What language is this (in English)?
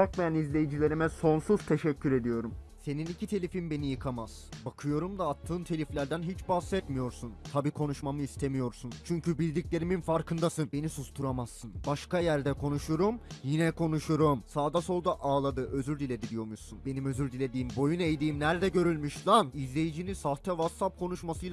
Turkish